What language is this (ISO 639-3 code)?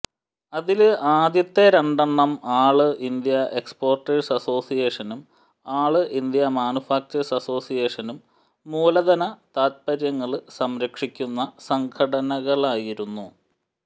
mal